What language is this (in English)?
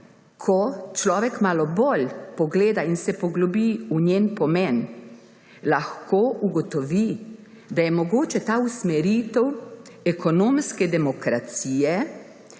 Slovenian